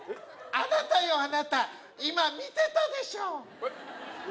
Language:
Japanese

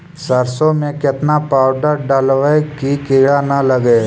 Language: Magahi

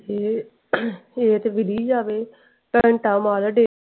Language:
Punjabi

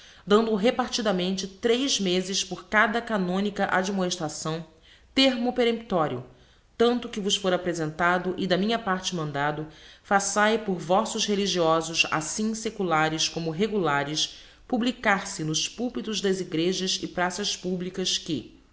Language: Portuguese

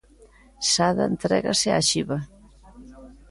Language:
Galician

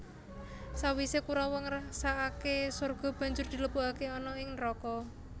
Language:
Javanese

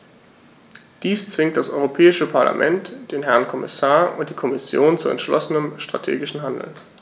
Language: German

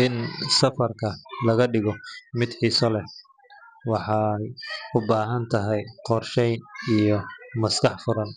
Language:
Somali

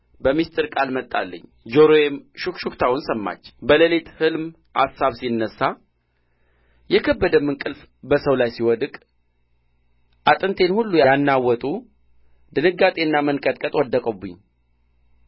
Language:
Amharic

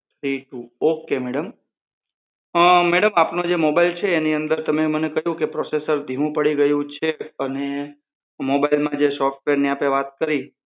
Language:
Gujarati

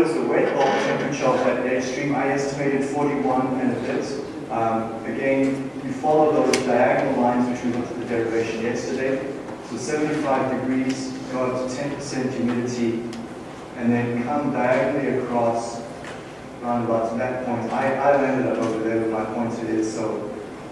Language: English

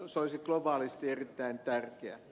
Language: Finnish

